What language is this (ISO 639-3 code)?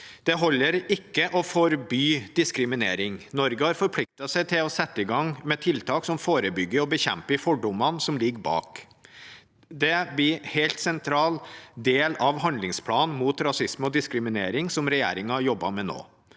nor